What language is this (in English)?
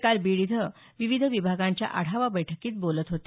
Marathi